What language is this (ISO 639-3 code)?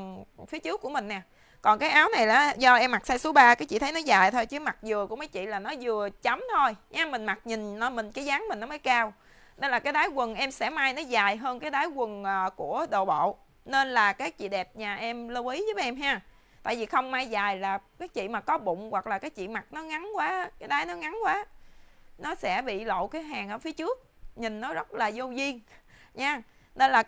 vie